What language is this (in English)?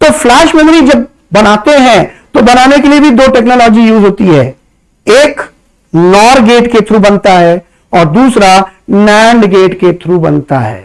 Hindi